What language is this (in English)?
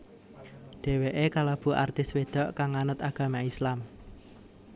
Javanese